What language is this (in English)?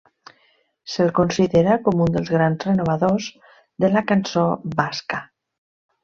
Catalan